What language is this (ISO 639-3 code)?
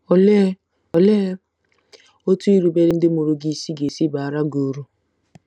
ibo